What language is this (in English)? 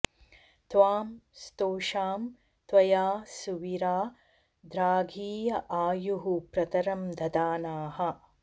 Sanskrit